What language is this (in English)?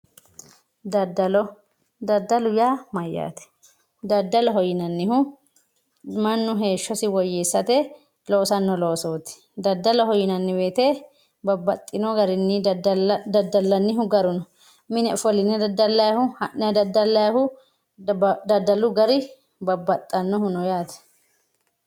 Sidamo